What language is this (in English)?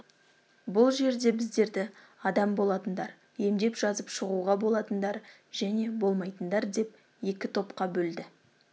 Kazakh